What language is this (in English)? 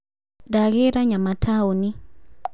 Kikuyu